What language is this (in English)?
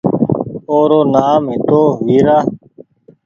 Goaria